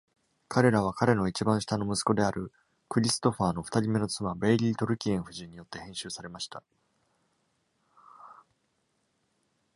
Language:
Japanese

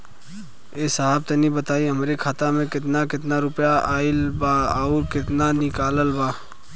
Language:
Bhojpuri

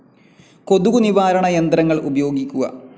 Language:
Malayalam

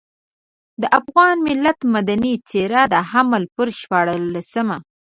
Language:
Pashto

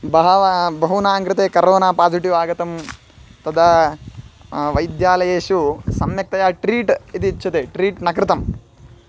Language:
Sanskrit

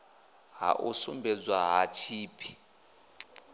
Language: Venda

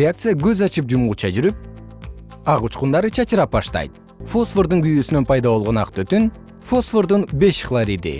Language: Kyrgyz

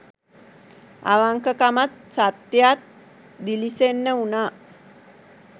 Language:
Sinhala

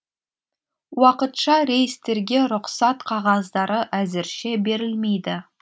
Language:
Kazakh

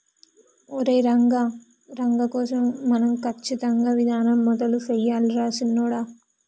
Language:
Telugu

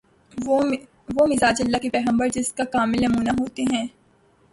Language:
Urdu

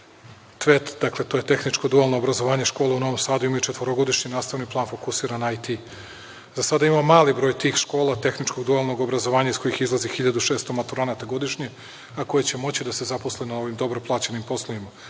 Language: Serbian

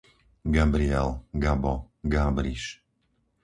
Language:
Slovak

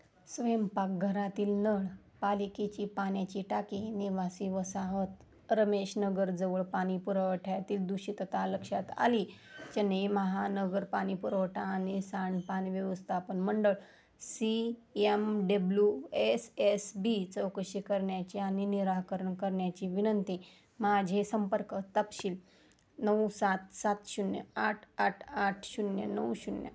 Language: Marathi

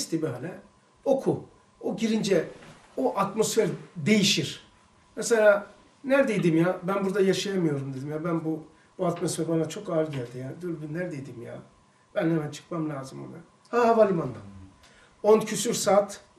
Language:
Turkish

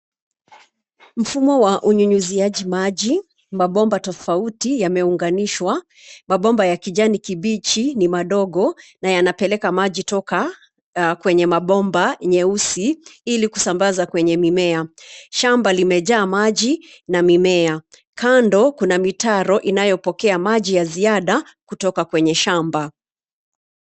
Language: Swahili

